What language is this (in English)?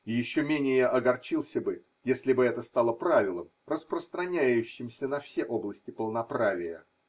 Russian